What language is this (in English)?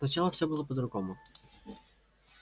Russian